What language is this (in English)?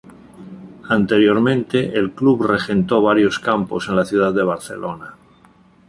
Spanish